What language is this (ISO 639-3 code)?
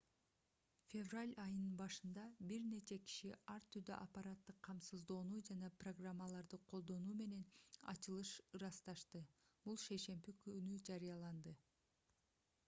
kir